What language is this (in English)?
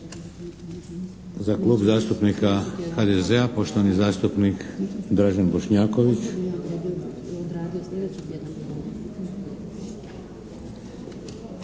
Croatian